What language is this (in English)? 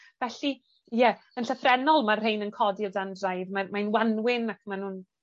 Welsh